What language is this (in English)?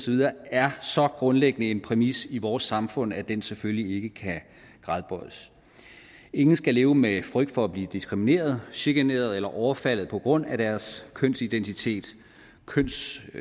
Danish